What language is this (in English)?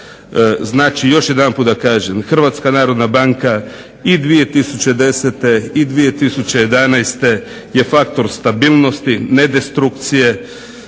Croatian